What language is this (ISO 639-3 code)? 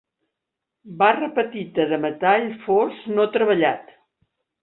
cat